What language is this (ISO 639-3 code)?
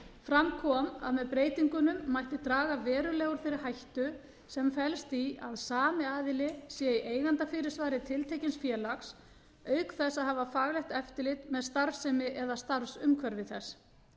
isl